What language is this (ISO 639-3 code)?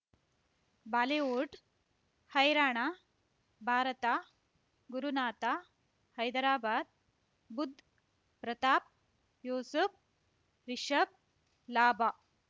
kan